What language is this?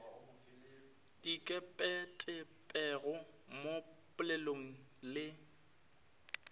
Northern Sotho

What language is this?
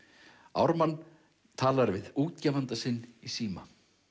Icelandic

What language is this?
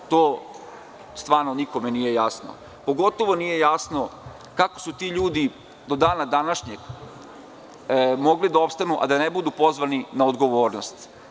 Serbian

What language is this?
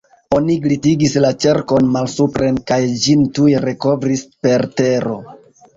Esperanto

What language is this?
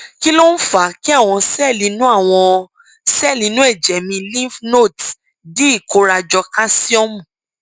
Yoruba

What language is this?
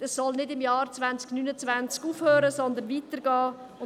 Swiss German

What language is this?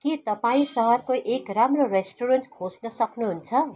Nepali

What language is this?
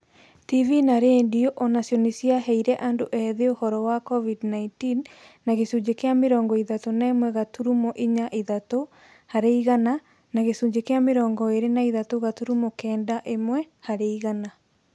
Kikuyu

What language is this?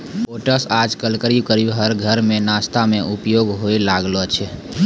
Maithili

